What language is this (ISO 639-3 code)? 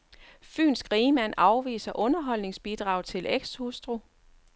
dan